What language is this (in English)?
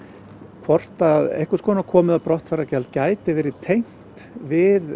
Icelandic